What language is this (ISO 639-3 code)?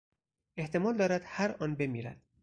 fas